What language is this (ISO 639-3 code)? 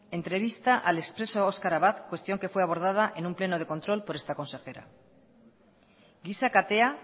spa